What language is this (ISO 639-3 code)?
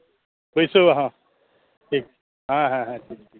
sat